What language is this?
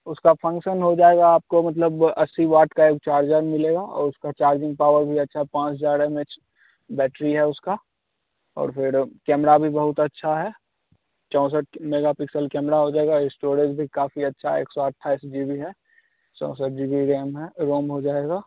Hindi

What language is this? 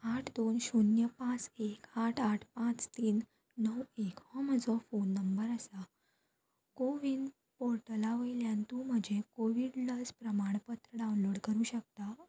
Konkani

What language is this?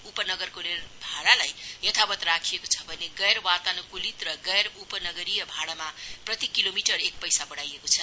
Nepali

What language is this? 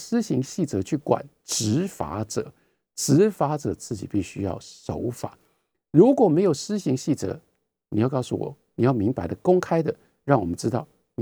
Chinese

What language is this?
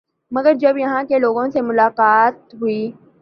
Urdu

